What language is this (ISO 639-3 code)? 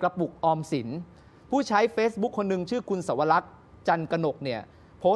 tha